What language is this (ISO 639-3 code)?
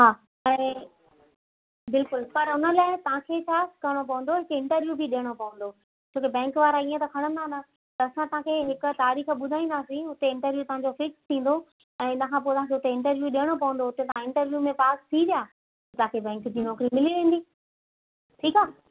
snd